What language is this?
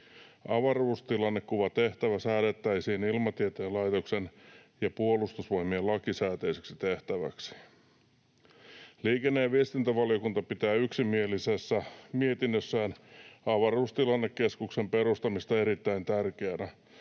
Finnish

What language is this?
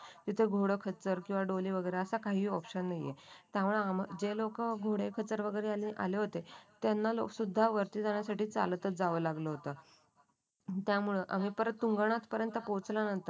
Marathi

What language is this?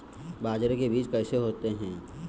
Hindi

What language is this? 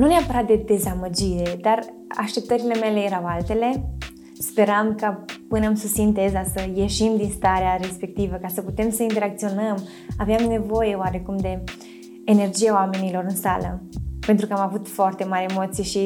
Romanian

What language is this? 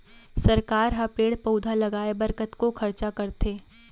Chhattisgarhi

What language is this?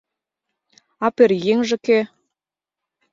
Mari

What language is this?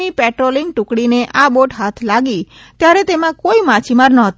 Gujarati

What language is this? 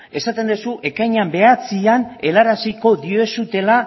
Basque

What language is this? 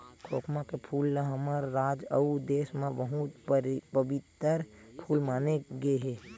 Chhattisgarhi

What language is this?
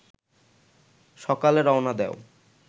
Bangla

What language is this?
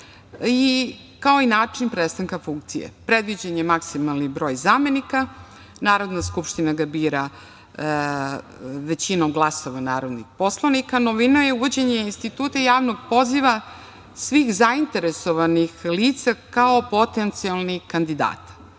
Serbian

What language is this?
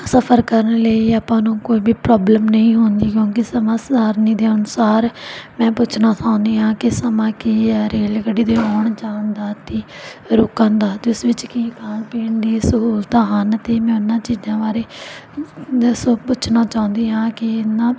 Punjabi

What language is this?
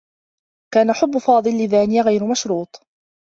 Arabic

